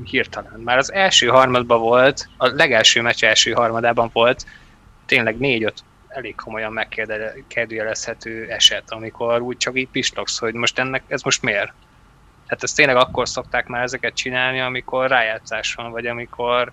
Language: Hungarian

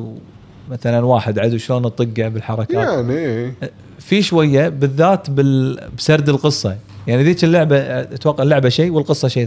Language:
Arabic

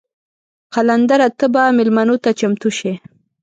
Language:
Pashto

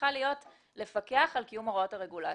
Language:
Hebrew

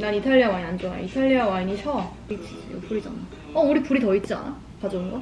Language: Korean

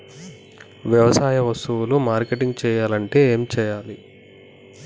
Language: Telugu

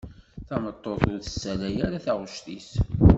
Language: Kabyle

